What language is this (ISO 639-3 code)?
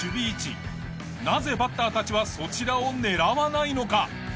jpn